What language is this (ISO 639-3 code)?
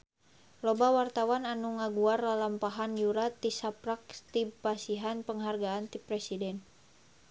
sun